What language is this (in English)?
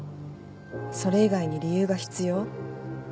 Japanese